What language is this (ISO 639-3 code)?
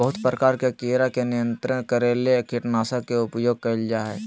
mag